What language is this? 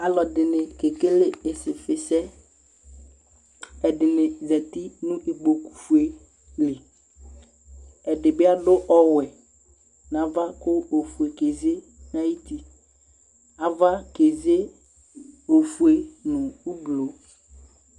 Ikposo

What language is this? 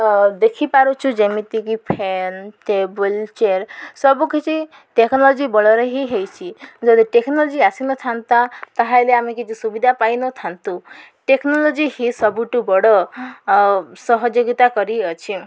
Odia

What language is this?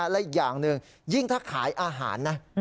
Thai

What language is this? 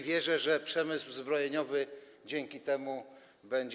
Polish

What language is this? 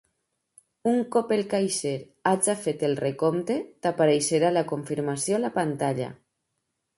Catalan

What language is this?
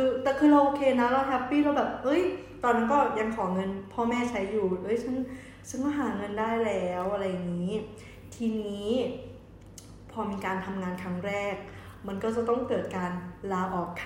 Thai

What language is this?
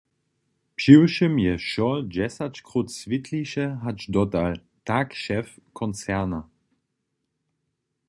Upper Sorbian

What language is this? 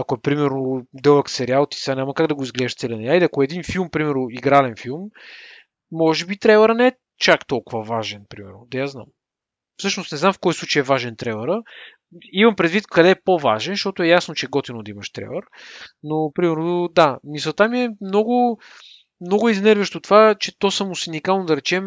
Bulgarian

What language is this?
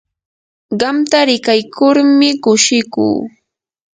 Yanahuanca Pasco Quechua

